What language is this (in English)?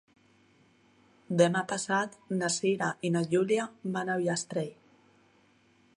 Catalan